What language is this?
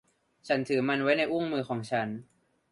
Thai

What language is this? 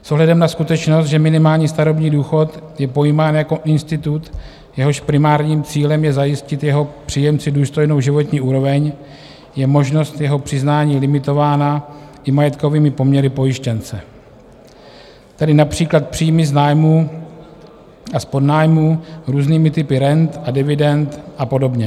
Czech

